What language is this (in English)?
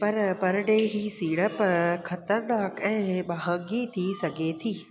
Sindhi